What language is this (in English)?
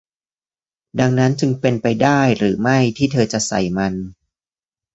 Thai